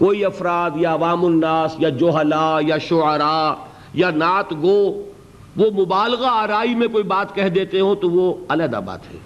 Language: Urdu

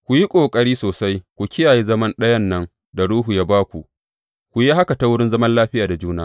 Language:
Hausa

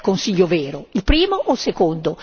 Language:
Italian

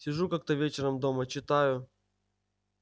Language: Russian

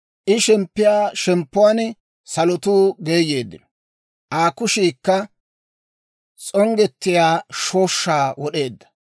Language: Dawro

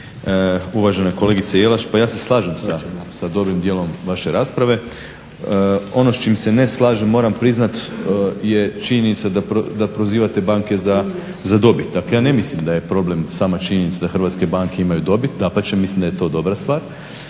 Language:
Croatian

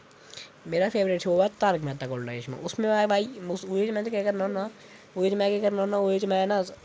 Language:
Dogri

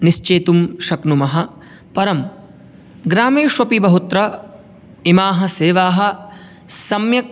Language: Sanskrit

